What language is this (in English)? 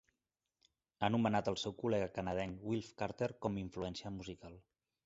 Catalan